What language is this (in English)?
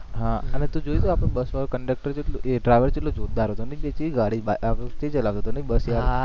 Gujarati